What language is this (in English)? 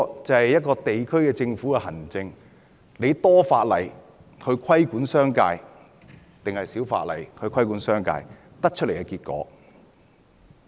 Cantonese